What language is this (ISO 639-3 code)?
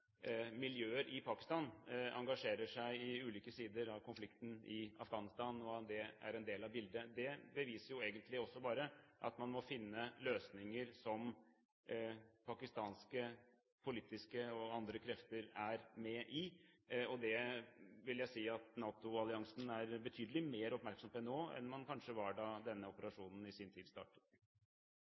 nob